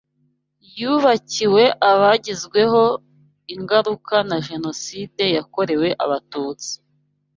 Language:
Kinyarwanda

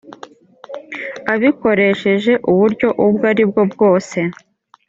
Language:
Kinyarwanda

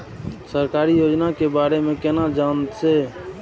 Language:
Maithili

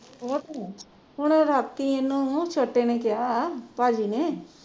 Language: Punjabi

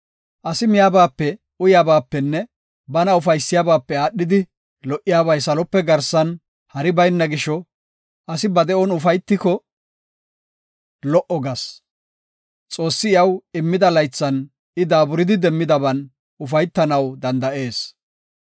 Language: Gofa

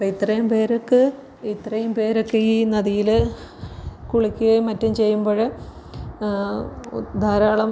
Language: Malayalam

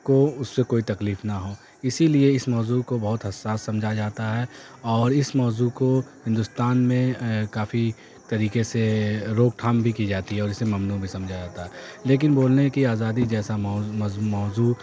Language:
Urdu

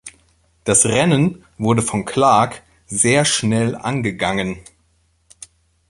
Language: German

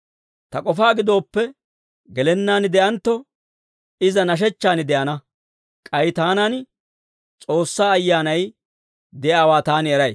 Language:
Dawro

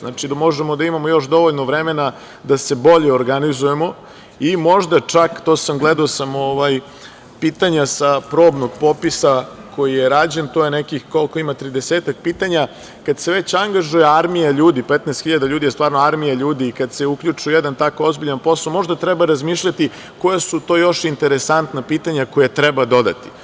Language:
Serbian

